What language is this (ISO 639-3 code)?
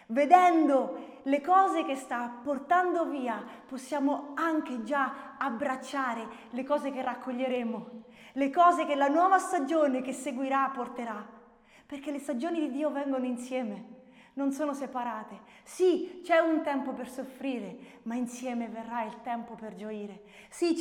ita